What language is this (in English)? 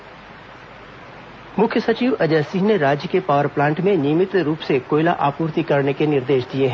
Hindi